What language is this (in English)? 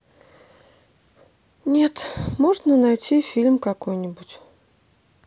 Russian